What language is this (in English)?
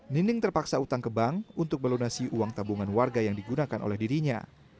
Indonesian